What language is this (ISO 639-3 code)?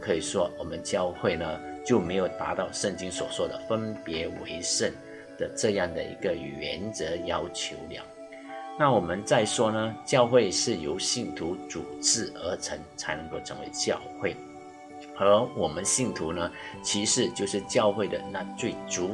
zho